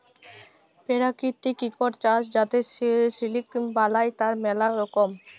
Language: Bangla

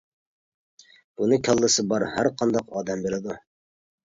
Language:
Uyghur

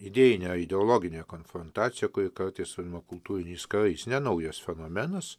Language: Lithuanian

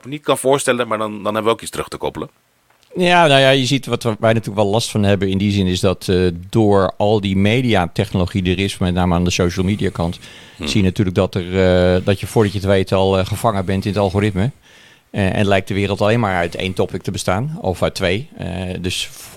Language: Dutch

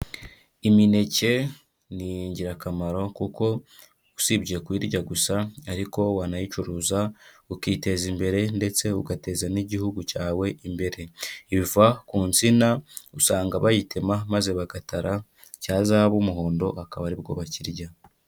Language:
Kinyarwanda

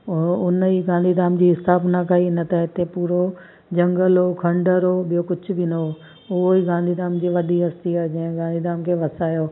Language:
Sindhi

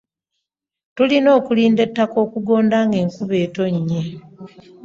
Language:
Ganda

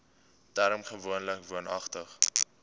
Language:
Afrikaans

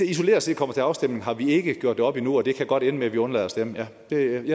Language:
Danish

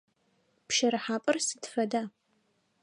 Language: Adyghe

